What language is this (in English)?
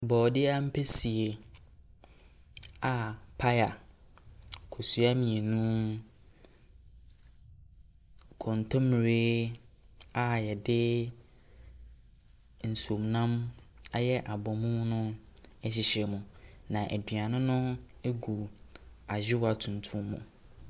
Akan